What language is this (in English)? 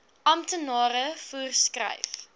Afrikaans